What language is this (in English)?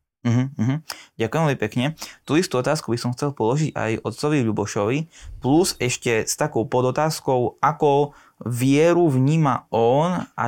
Slovak